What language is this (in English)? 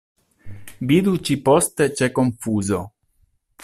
Esperanto